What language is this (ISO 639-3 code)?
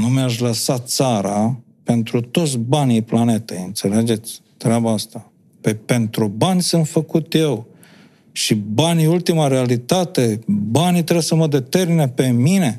ron